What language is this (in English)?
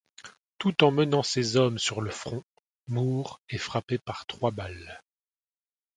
French